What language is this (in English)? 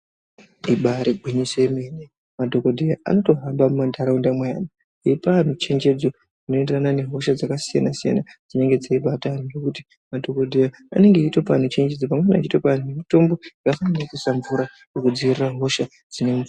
Ndau